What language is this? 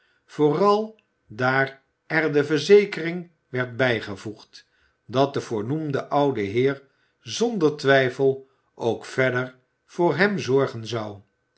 Dutch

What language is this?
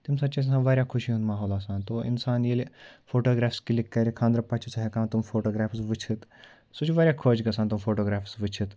Kashmiri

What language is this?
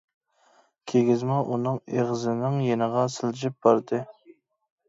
Uyghur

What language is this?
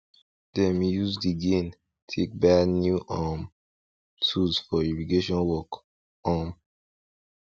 Nigerian Pidgin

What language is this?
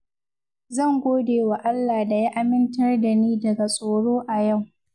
Hausa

